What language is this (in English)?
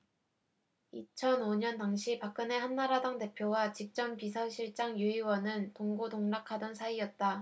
Korean